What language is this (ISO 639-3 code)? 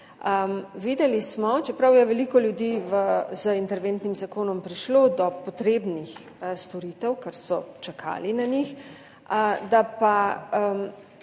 slv